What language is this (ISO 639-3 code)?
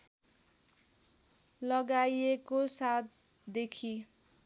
nep